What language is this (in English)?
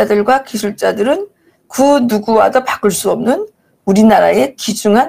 Korean